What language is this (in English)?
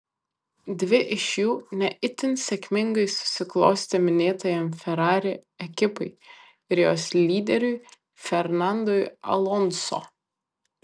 Lithuanian